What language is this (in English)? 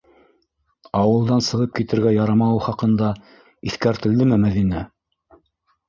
Bashkir